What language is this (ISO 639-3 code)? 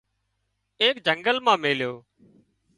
kxp